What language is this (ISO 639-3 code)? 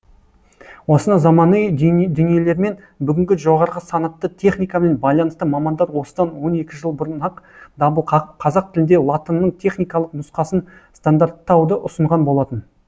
kaz